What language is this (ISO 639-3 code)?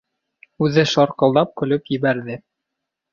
bak